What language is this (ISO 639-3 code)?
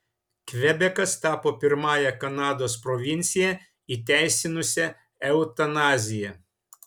lit